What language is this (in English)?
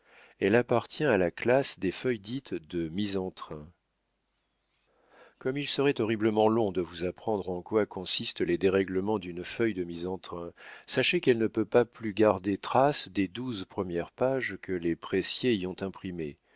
French